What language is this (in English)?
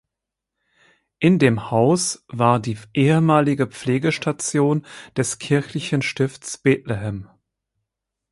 German